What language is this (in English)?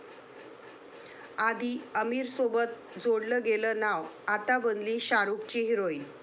Marathi